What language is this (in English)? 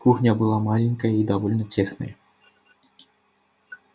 Russian